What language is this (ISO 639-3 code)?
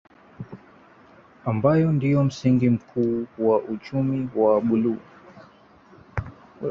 swa